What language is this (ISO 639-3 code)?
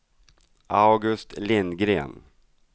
swe